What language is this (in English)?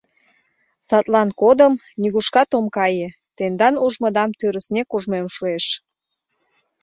Mari